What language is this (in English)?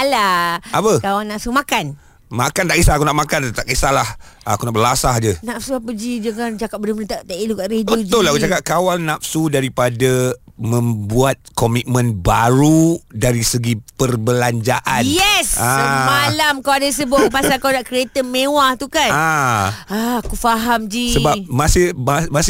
Malay